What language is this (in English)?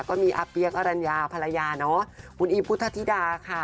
Thai